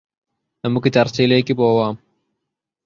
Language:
Malayalam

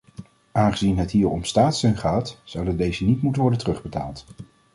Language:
Dutch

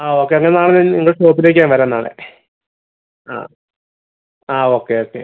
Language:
Malayalam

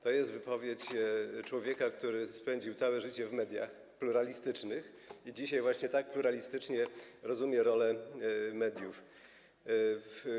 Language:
Polish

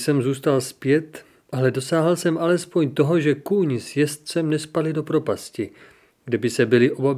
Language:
Czech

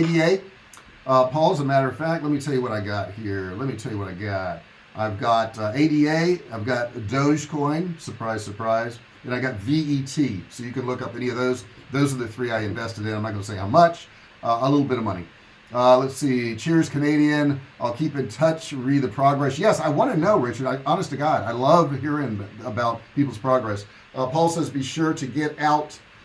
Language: English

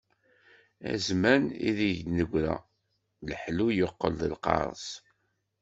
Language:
Kabyle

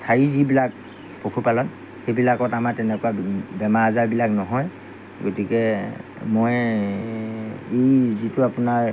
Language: Assamese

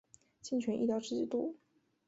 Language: Chinese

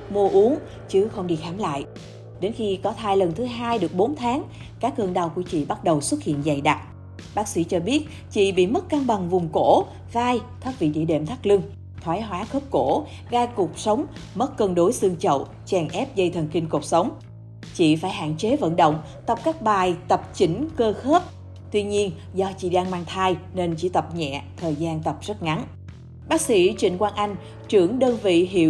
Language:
Vietnamese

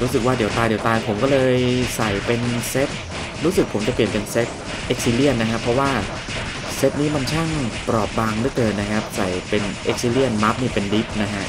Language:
Thai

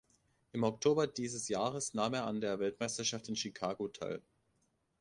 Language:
German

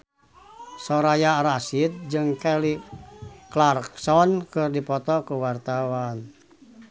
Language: Sundanese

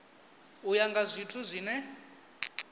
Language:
Venda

